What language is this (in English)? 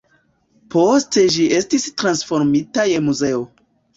Esperanto